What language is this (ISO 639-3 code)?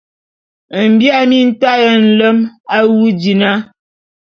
bum